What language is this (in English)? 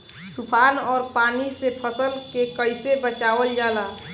Bhojpuri